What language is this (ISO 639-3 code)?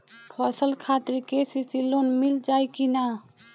bho